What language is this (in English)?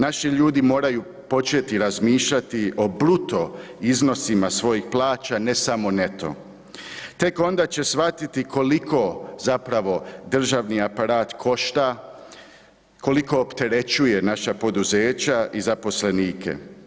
Croatian